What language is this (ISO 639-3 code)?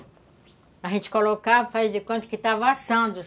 por